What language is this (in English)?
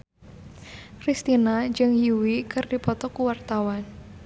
Sundanese